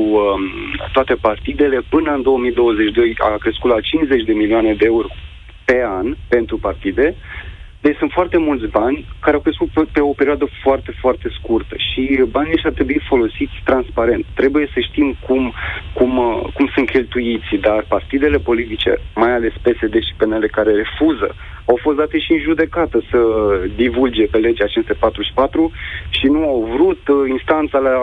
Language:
Romanian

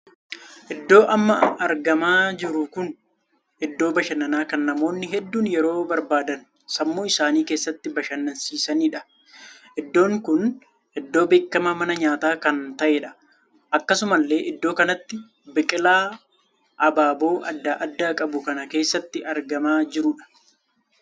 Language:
Oromo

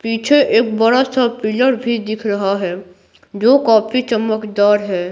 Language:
Hindi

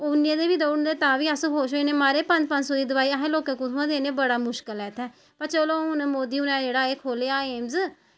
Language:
Dogri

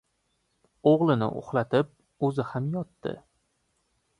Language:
Uzbek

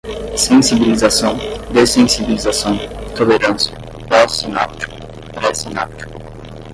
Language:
Portuguese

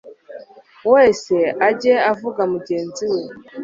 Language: Kinyarwanda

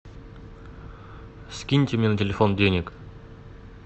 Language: Russian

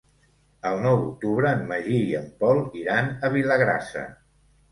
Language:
Catalan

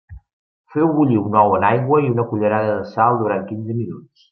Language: Catalan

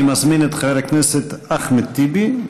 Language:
Hebrew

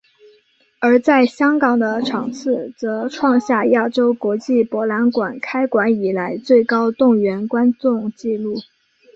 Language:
Chinese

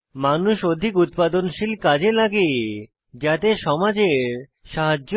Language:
Bangla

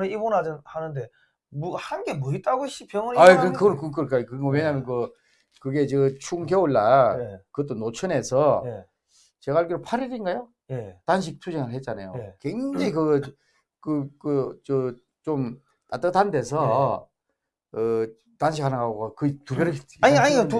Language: Korean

